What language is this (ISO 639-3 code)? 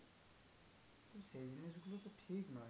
ben